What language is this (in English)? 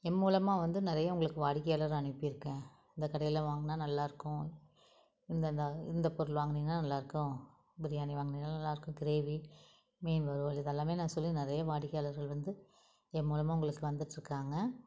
Tamil